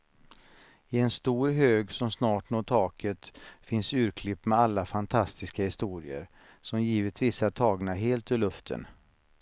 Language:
Swedish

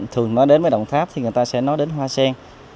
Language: Vietnamese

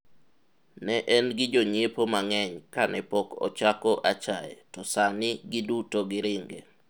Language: Luo (Kenya and Tanzania)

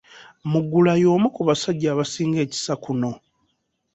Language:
Ganda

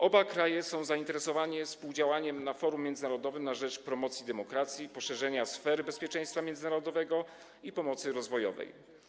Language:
Polish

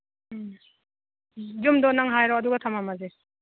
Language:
Manipuri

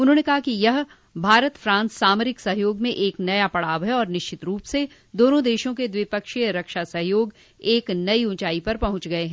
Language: Hindi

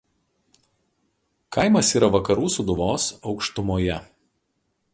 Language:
Lithuanian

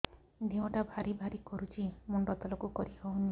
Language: Odia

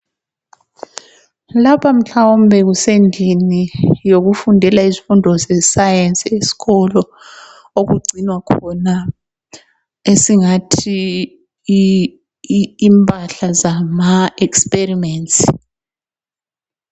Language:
North Ndebele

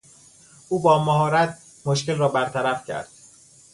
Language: Persian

